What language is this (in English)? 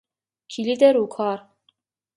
Persian